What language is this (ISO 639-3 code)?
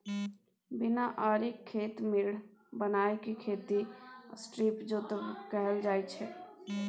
mai